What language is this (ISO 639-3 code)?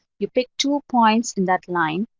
eng